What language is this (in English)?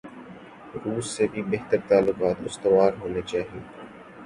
Urdu